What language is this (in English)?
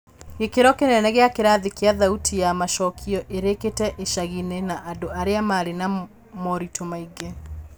Kikuyu